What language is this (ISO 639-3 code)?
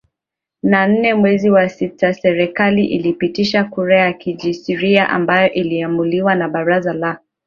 swa